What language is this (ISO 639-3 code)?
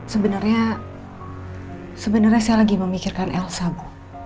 ind